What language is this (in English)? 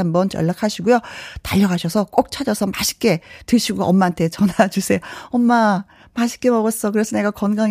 Korean